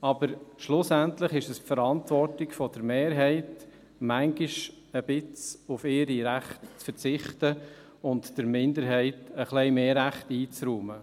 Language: Swiss German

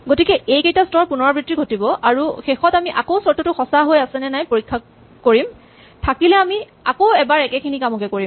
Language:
Assamese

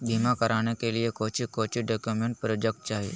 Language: Magahi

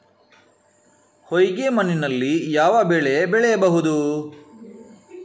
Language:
Kannada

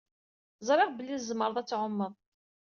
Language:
Kabyle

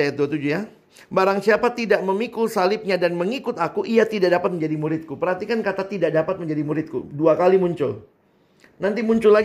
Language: Indonesian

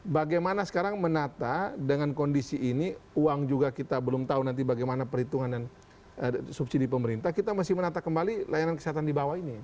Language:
Indonesian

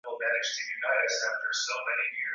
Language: Swahili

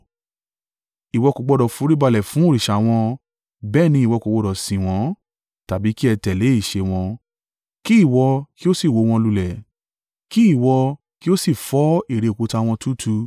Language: Yoruba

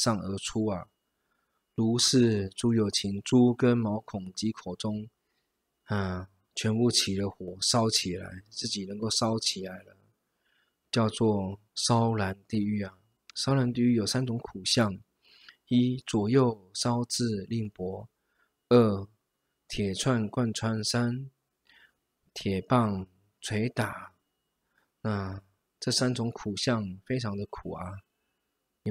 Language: Chinese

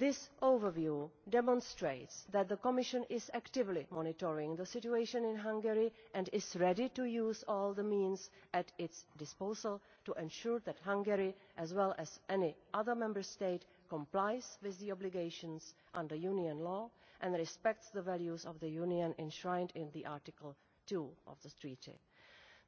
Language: English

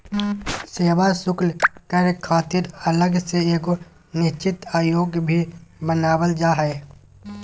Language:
Magahi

